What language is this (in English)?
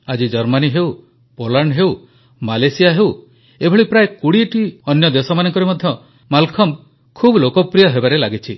Odia